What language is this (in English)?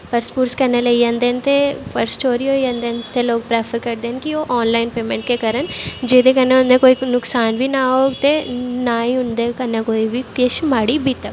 Dogri